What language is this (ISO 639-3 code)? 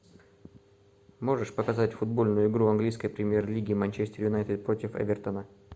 rus